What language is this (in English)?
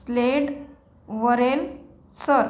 Marathi